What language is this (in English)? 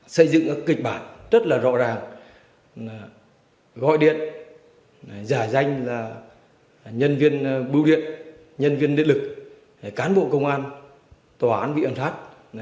Vietnamese